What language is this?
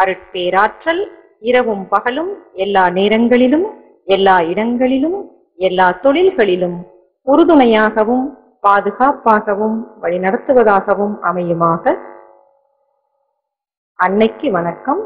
Latvian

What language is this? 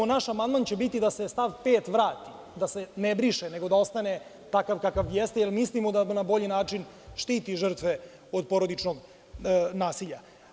Serbian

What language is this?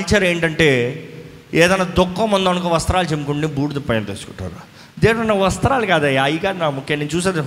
Telugu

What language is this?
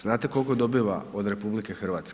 Croatian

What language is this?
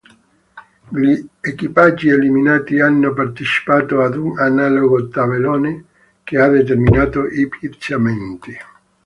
Italian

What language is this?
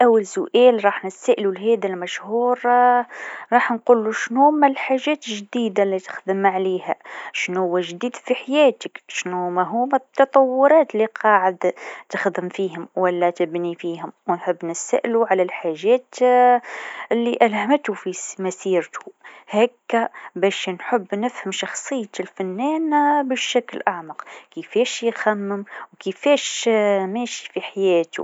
Tunisian Arabic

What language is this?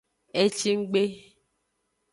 Aja (Benin)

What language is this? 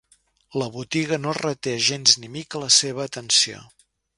Catalan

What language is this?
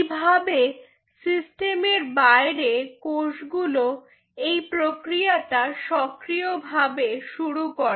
Bangla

